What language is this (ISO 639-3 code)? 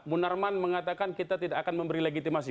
ind